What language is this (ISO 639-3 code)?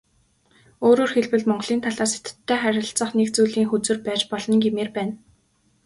mon